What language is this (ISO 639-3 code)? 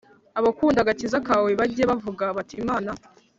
kin